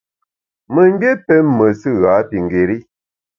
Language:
Bamun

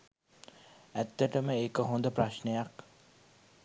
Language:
Sinhala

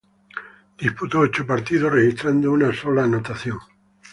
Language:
Spanish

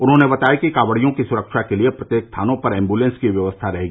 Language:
Hindi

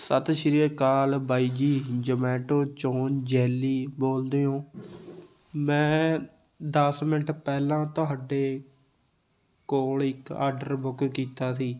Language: Punjabi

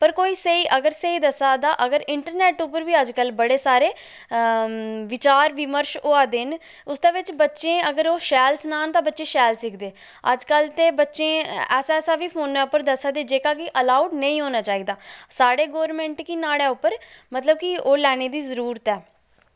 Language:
Dogri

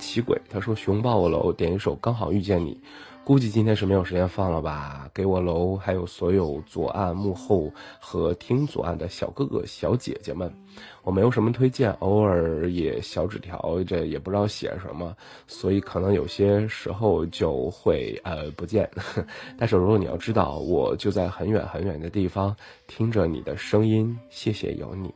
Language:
Chinese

